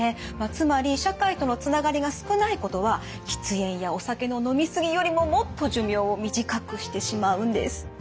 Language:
Japanese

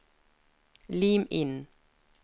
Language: Norwegian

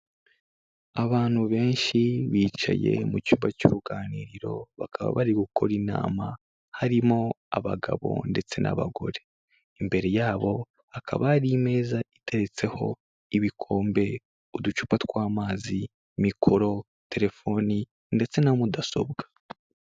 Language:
Kinyarwanda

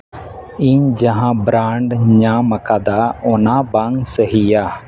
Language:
Santali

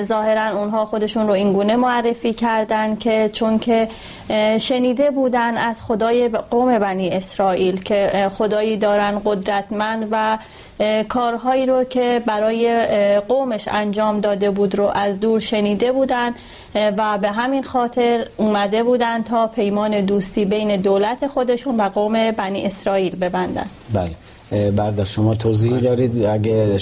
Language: Persian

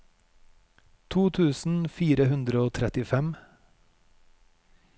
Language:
Norwegian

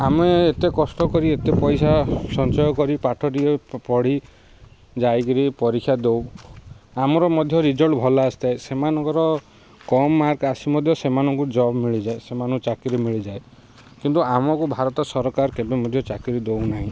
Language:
Odia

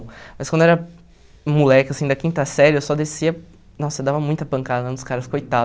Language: Portuguese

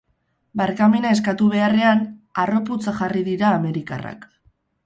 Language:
Basque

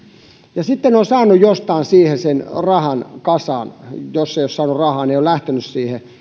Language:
Finnish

